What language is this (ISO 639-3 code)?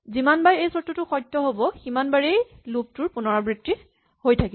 asm